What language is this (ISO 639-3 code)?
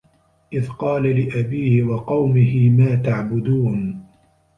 ara